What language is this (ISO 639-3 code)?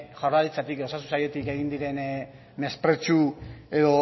eus